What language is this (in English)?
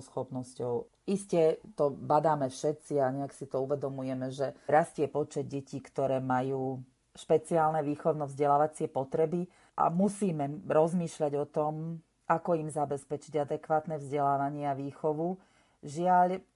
Slovak